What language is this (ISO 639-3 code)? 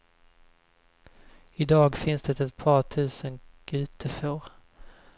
swe